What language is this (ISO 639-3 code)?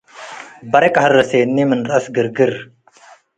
tig